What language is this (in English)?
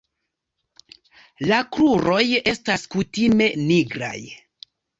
Esperanto